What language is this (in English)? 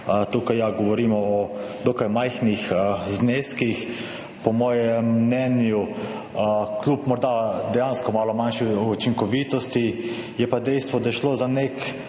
Slovenian